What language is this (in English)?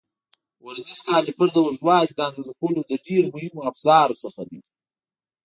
Pashto